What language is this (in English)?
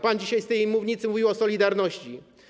Polish